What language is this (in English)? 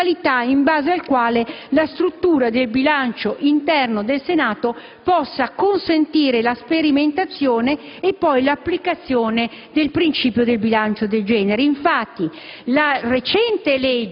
Italian